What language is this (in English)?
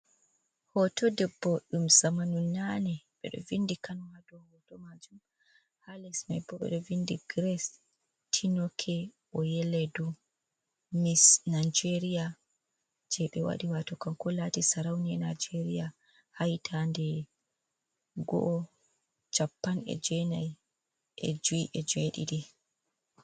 Fula